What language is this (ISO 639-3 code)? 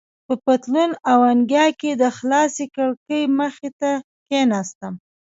pus